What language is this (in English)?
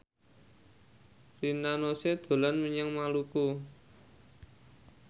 Javanese